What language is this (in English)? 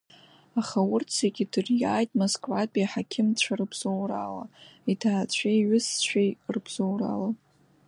Abkhazian